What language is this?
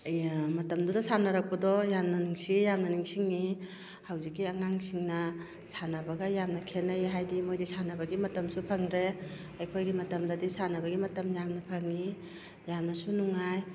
Manipuri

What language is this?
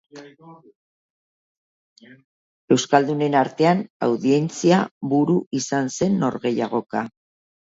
Basque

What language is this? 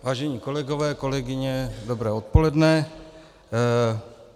Czech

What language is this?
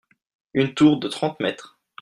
French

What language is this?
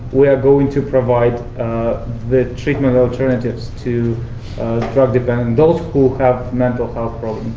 English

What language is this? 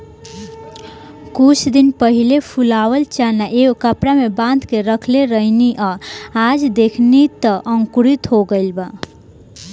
Bhojpuri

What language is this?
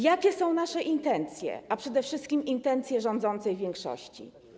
Polish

